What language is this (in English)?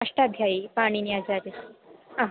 Sanskrit